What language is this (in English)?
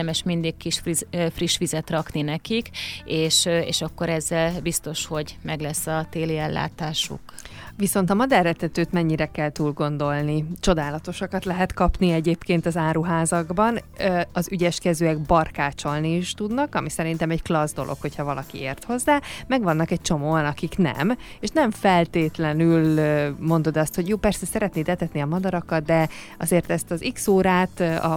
Hungarian